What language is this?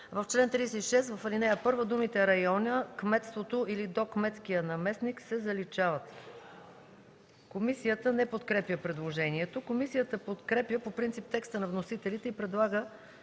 Bulgarian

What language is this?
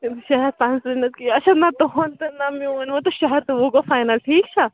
Kashmiri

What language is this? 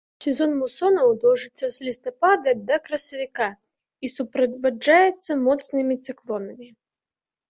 Belarusian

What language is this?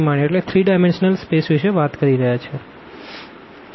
Gujarati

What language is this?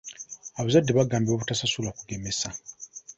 Ganda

